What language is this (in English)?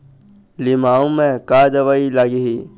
Chhattisgarhi